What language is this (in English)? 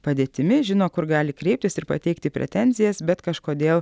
Lithuanian